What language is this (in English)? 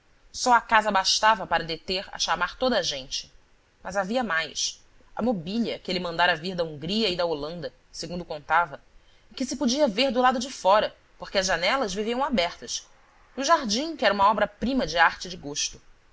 Portuguese